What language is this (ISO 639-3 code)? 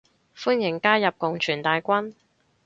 yue